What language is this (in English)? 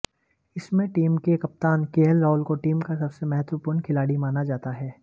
Hindi